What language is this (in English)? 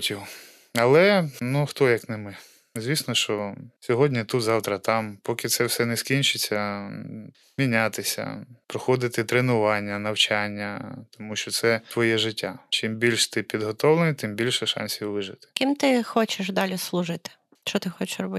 Ukrainian